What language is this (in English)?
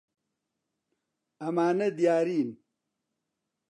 Central Kurdish